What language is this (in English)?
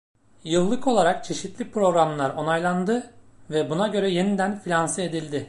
Turkish